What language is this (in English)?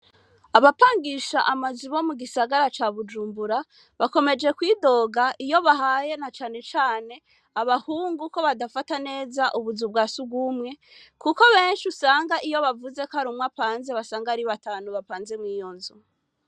Rundi